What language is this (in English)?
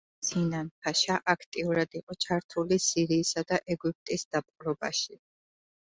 Georgian